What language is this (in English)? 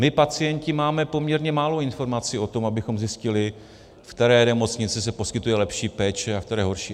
Czech